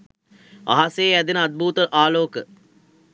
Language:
Sinhala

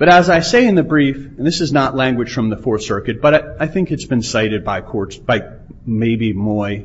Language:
English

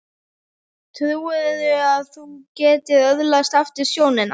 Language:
Icelandic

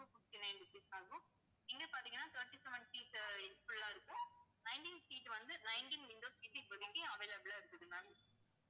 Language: Tamil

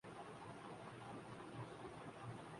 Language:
Urdu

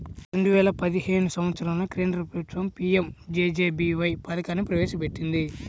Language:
Telugu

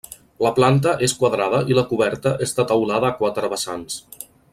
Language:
Catalan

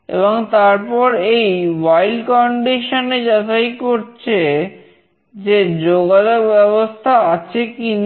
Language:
Bangla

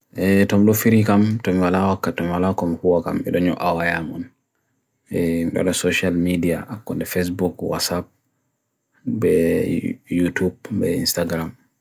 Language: Bagirmi Fulfulde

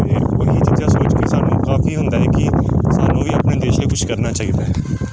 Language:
Punjabi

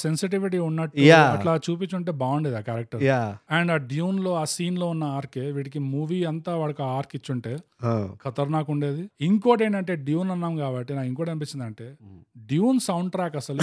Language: Telugu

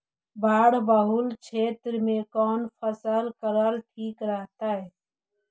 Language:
Magahi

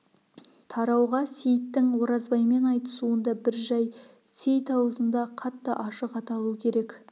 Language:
Kazakh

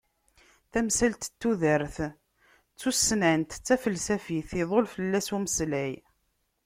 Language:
Kabyle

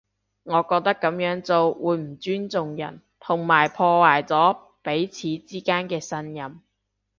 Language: Cantonese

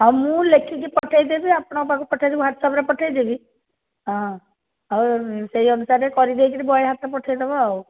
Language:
Odia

